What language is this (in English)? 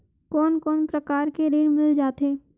Chhattisgarhi